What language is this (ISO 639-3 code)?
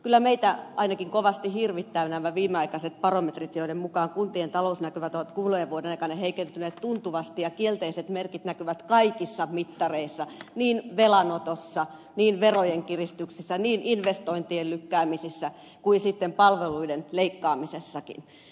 fin